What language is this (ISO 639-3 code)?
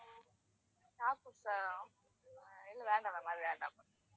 tam